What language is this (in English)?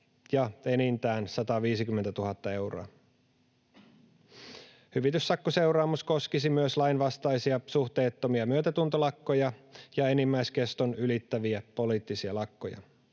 Finnish